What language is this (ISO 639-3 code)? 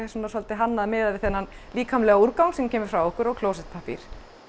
isl